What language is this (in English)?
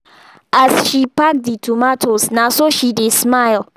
Nigerian Pidgin